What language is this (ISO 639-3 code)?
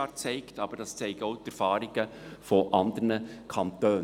gsw